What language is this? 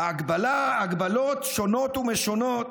Hebrew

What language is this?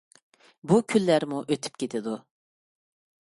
Uyghur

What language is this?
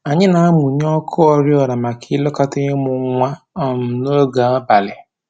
Igbo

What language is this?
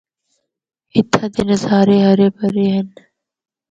Northern Hindko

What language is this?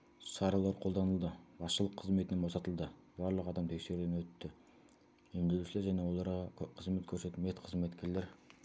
Kazakh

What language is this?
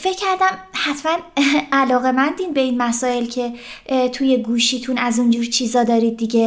Persian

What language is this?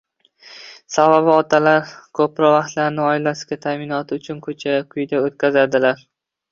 Uzbek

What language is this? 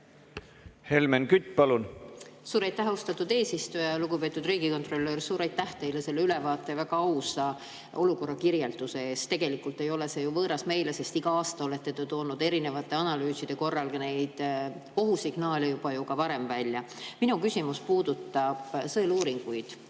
Estonian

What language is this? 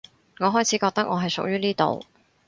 Cantonese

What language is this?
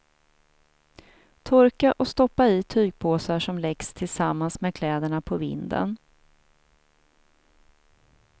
Swedish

